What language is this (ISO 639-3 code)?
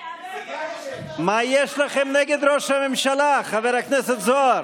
heb